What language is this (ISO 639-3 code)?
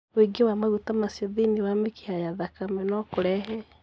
kik